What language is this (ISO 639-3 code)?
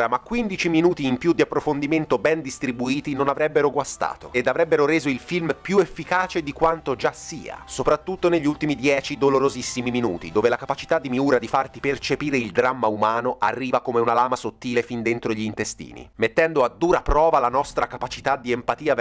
ita